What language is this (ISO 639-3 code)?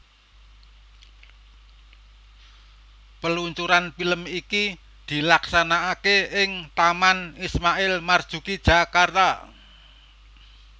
jav